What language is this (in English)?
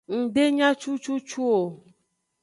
Aja (Benin)